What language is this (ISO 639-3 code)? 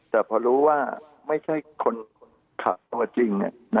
tha